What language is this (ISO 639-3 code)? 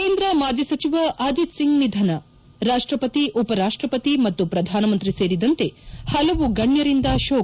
kan